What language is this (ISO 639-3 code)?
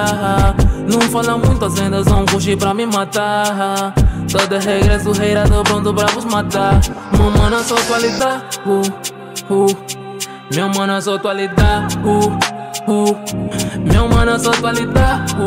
ron